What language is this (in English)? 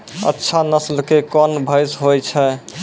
Maithili